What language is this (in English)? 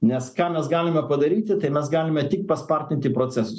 Lithuanian